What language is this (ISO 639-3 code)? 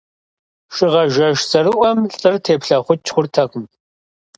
kbd